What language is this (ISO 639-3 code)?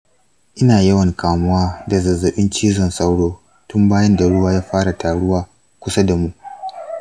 hau